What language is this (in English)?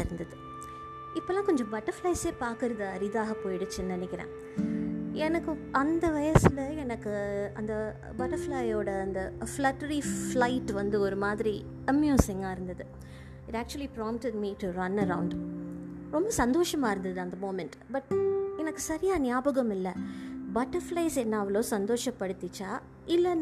Tamil